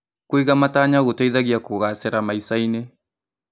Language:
Kikuyu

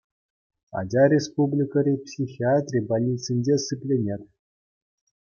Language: Chuvash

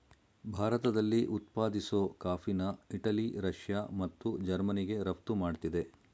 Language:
Kannada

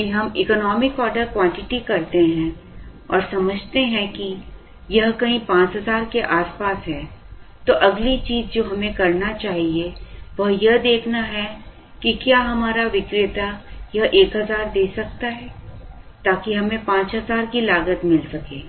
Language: Hindi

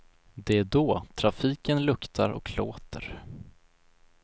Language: Swedish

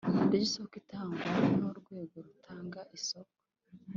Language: Kinyarwanda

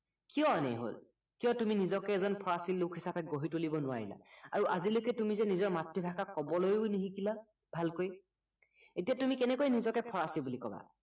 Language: Assamese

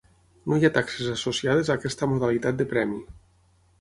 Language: Catalan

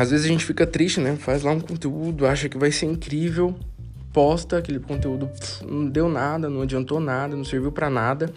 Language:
Portuguese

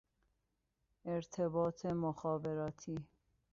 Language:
Persian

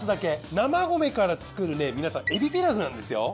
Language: Japanese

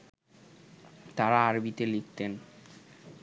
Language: Bangla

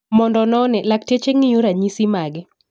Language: Luo (Kenya and Tanzania)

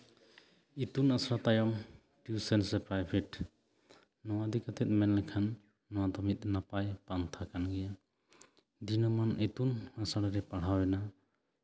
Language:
Santali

